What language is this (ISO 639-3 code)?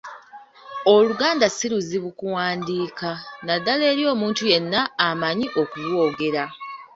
lug